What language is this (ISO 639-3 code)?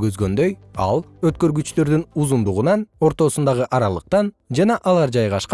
kir